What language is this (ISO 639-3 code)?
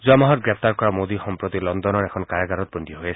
asm